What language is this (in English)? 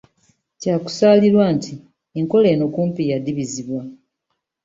Ganda